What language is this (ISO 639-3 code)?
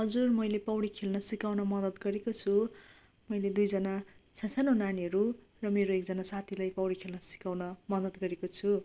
nep